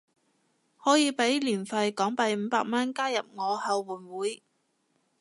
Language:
Cantonese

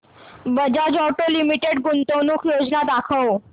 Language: Marathi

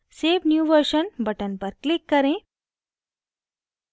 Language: Hindi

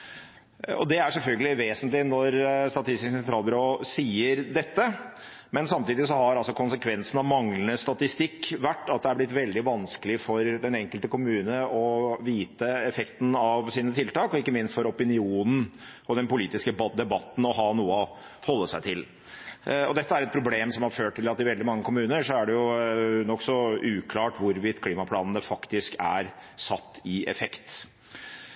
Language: Norwegian Bokmål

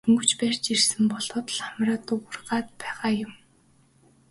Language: Mongolian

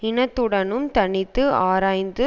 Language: Tamil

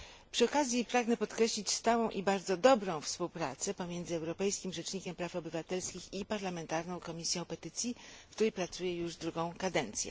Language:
Polish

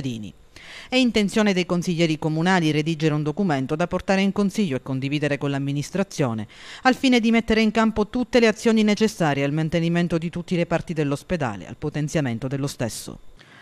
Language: Italian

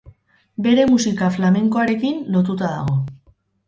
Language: Basque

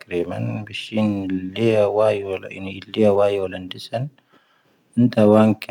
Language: Tahaggart Tamahaq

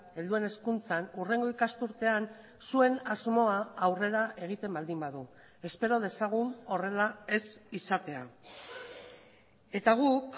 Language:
Basque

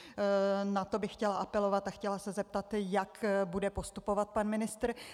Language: Czech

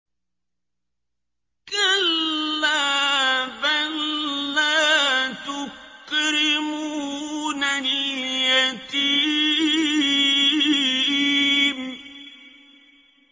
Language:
Arabic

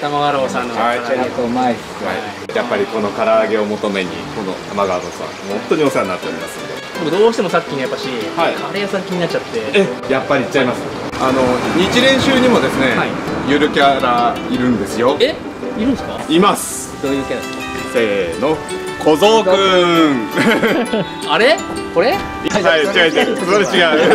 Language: Japanese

